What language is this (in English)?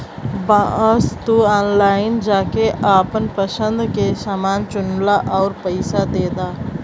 Bhojpuri